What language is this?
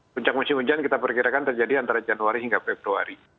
Indonesian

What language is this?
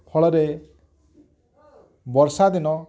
Odia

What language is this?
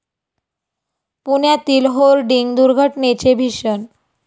Marathi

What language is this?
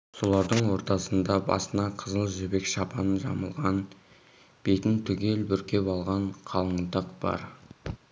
Kazakh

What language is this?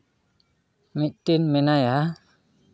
Santali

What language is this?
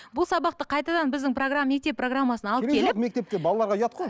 Kazakh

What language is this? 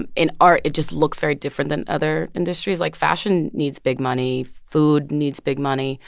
English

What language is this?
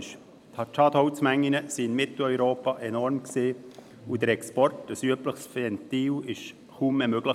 Swiss German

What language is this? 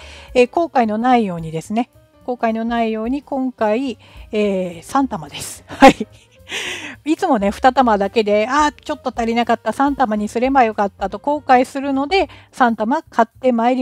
Japanese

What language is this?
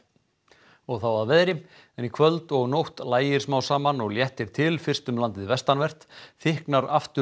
Icelandic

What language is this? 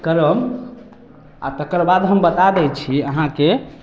Maithili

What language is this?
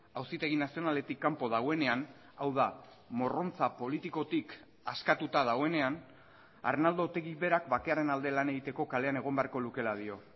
Basque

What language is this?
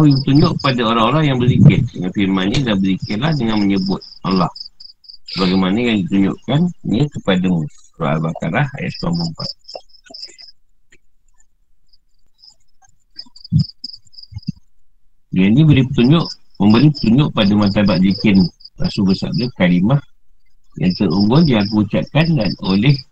Malay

